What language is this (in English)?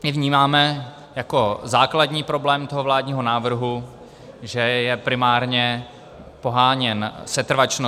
Czech